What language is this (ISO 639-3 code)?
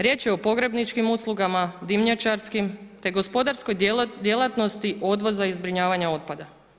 hrv